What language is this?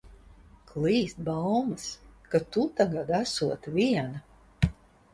Latvian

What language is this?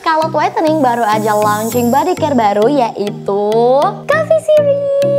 Indonesian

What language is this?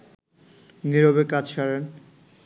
Bangla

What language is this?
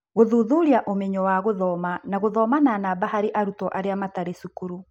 Kikuyu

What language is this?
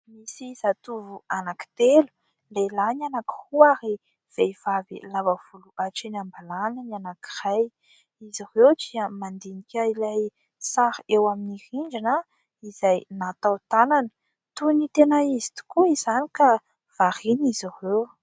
Malagasy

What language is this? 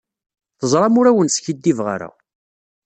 Kabyle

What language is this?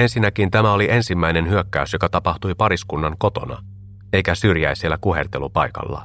Finnish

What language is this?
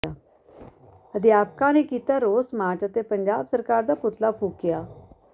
Punjabi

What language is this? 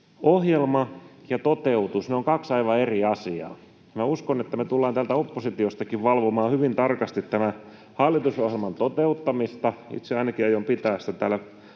Finnish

